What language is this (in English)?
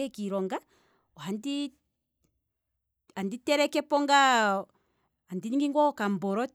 Kwambi